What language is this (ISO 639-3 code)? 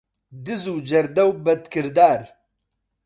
ckb